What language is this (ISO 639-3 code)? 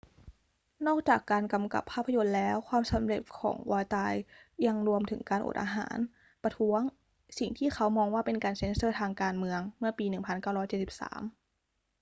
tha